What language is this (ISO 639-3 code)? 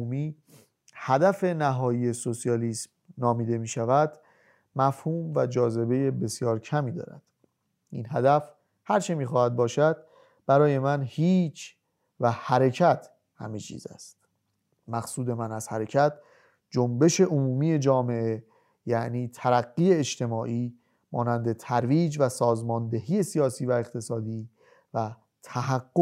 fas